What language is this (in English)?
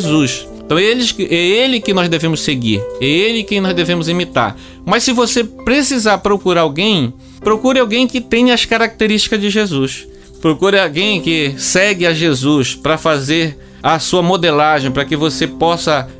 Portuguese